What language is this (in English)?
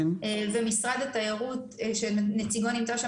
Hebrew